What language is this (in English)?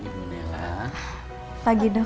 Indonesian